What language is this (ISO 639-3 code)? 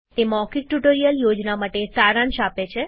guj